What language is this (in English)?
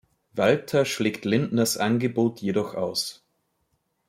German